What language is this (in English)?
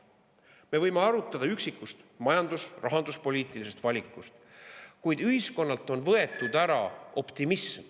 Estonian